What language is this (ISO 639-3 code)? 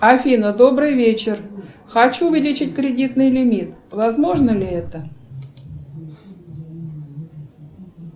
rus